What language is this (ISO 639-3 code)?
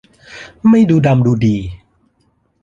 tha